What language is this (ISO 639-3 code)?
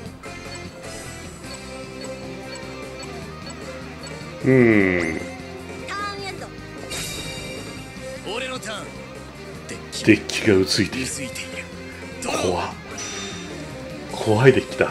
jpn